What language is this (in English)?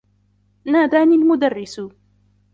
Arabic